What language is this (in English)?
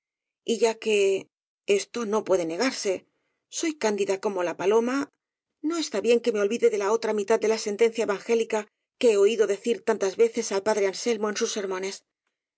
Spanish